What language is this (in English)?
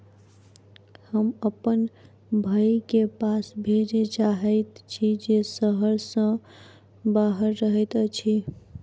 Maithili